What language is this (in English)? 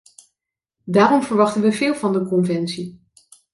Dutch